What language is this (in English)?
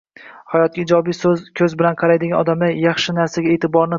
Uzbek